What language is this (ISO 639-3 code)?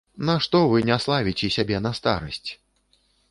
bel